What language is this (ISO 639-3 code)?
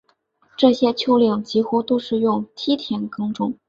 zho